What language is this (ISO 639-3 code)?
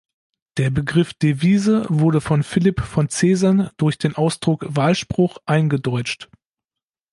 deu